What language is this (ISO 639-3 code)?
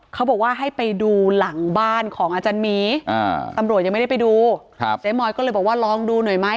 tha